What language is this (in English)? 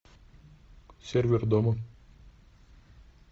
Russian